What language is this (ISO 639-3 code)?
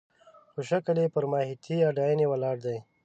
pus